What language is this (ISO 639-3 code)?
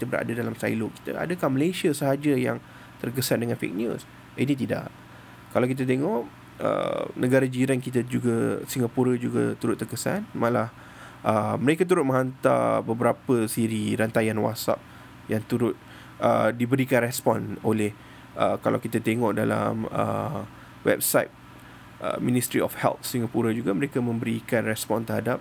msa